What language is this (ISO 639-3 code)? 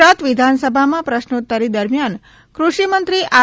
guj